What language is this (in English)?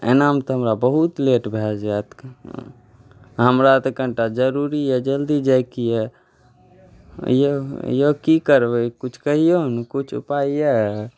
Maithili